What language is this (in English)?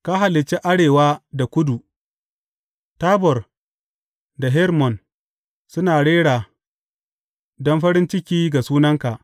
Hausa